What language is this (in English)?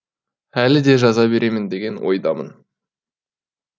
Kazakh